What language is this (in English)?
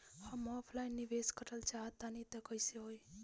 Bhojpuri